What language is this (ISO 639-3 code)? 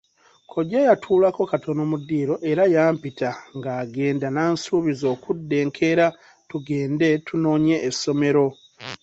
lug